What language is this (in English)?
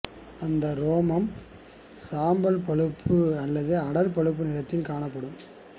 Tamil